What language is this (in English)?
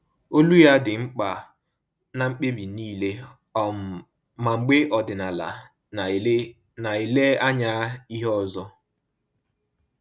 Igbo